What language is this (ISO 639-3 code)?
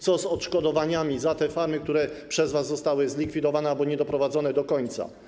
pol